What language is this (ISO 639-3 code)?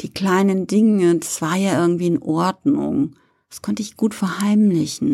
deu